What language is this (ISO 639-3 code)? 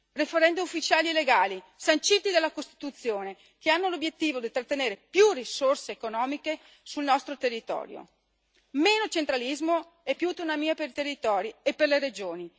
ita